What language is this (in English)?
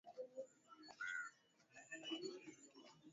Swahili